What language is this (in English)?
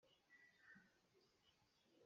Hakha Chin